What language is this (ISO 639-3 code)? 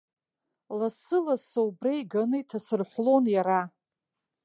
abk